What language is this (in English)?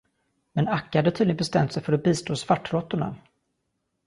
Swedish